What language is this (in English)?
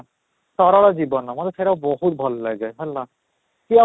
Odia